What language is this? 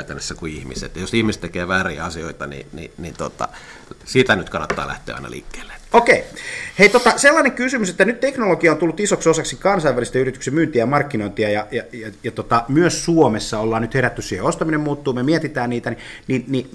Finnish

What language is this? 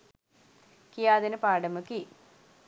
Sinhala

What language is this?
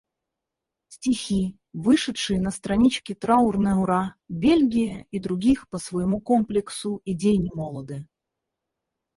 Russian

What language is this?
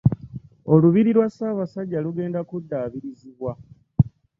Ganda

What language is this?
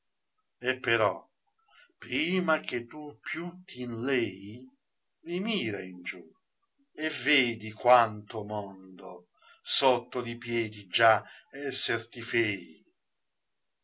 Italian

